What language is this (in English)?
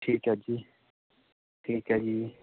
Punjabi